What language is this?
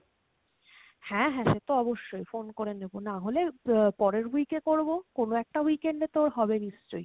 Bangla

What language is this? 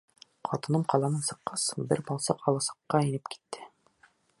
Bashkir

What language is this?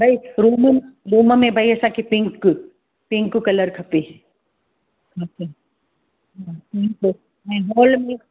Sindhi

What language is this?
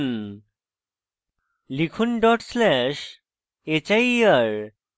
Bangla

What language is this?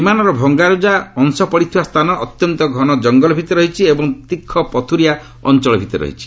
Odia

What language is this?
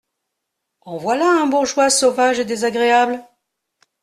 French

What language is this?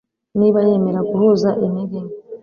Kinyarwanda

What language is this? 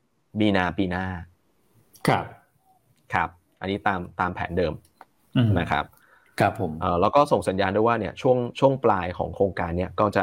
Thai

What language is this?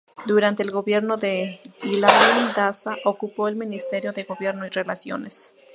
Spanish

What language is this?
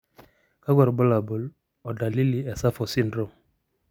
Masai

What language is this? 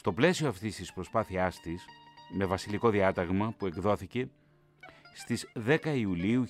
Greek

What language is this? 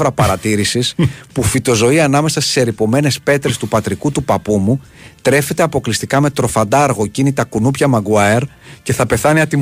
Greek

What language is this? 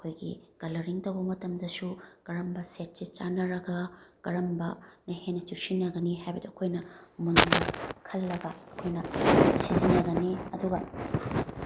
Manipuri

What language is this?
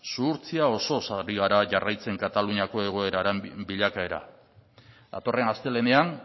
Basque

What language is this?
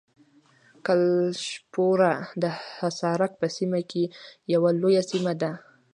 Pashto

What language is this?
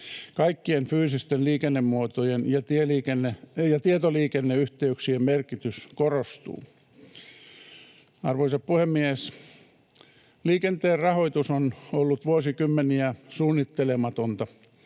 Finnish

